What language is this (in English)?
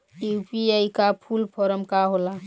Bhojpuri